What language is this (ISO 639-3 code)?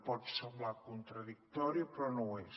cat